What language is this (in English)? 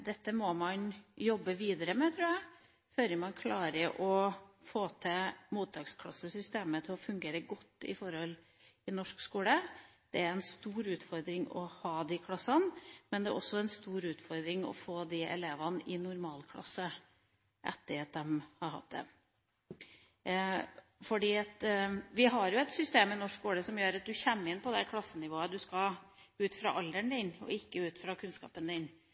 Norwegian Bokmål